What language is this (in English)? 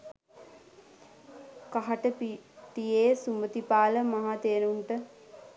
Sinhala